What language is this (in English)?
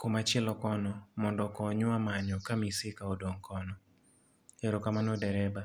Luo (Kenya and Tanzania)